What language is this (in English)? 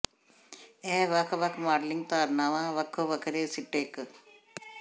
Punjabi